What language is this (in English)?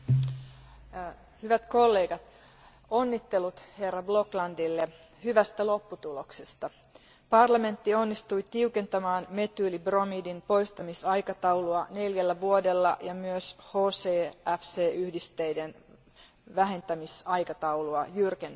Finnish